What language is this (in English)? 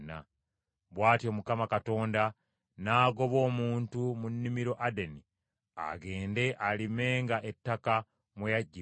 Ganda